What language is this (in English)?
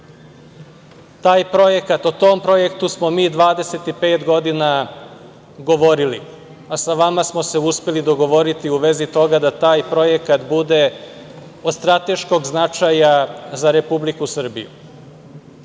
Serbian